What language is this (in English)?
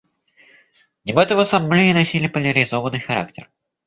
Russian